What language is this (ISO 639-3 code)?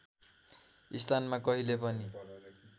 nep